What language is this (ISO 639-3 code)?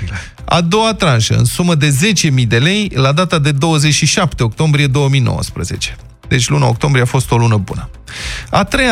ron